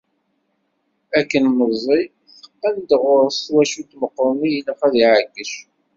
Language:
Kabyle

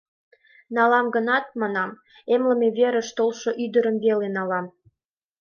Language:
Mari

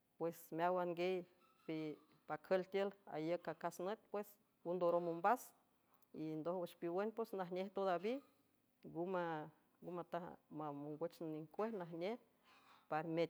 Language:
San Francisco Del Mar Huave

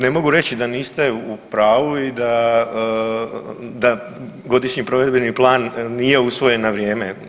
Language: Croatian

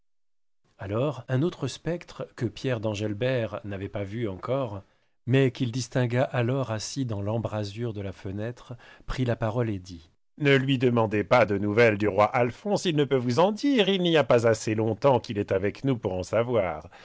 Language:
French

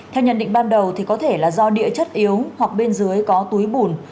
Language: Vietnamese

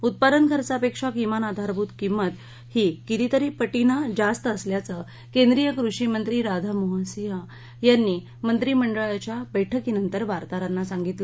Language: Marathi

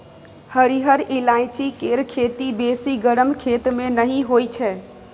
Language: Maithili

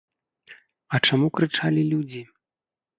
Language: Belarusian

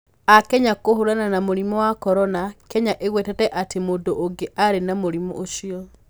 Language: Kikuyu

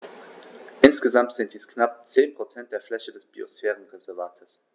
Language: German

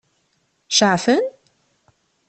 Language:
Kabyle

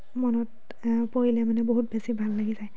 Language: Assamese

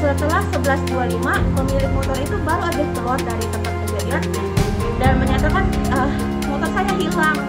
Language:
Indonesian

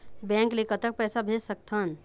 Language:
Chhattisgarhi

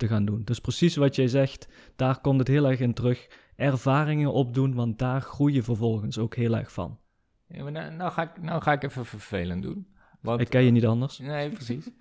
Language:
Dutch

